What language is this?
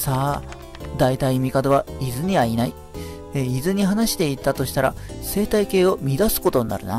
Japanese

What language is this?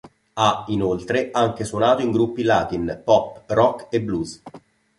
Italian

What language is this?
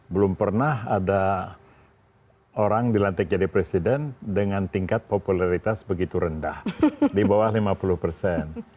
Indonesian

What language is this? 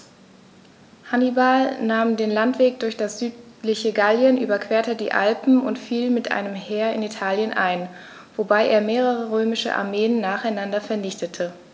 German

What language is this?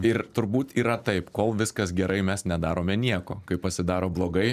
Lithuanian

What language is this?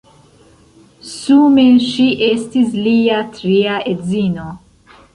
Esperanto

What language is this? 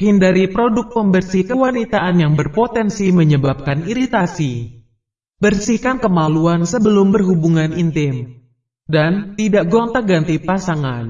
Indonesian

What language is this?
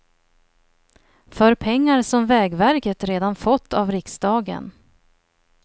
Swedish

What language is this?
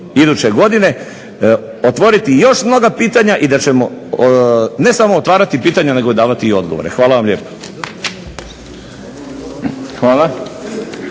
Croatian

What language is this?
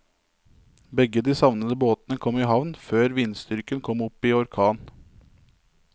Norwegian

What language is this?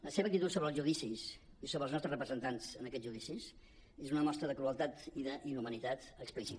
Catalan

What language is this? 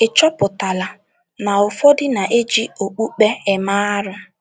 Igbo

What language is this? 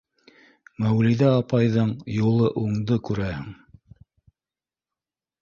Bashkir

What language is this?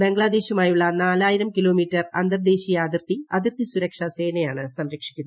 Malayalam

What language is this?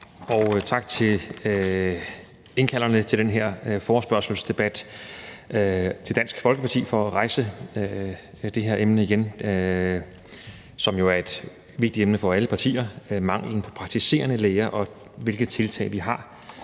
Danish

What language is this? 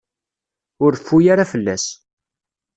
Kabyle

